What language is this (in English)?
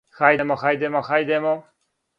Serbian